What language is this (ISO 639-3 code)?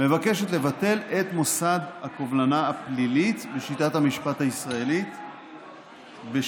heb